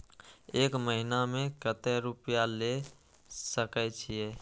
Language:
Maithili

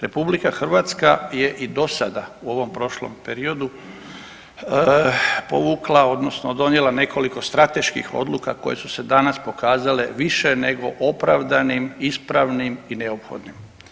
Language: Croatian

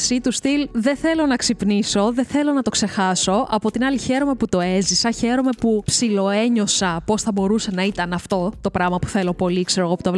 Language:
Greek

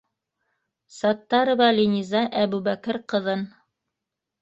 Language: Bashkir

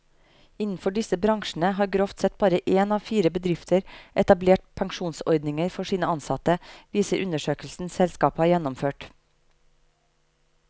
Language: Norwegian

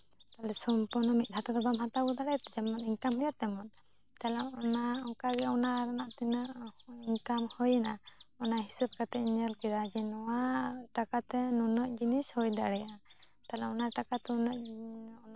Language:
Santali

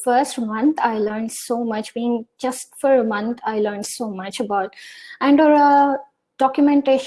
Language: English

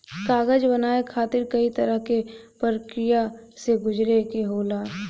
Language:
Bhojpuri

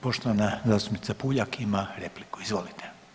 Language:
Croatian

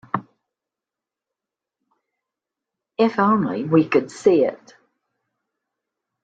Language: English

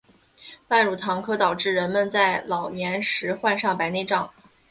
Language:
Chinese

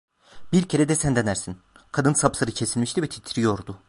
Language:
Turkish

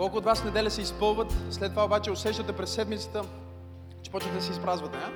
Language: Bulgarian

